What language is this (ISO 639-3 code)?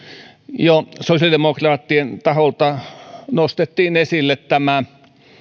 fin